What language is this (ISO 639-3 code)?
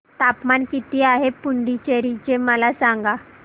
mar